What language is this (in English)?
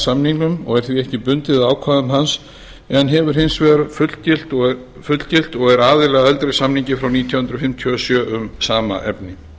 Icelandic